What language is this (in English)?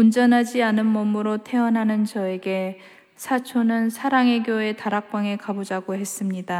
Korean